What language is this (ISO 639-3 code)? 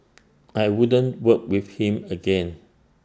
eng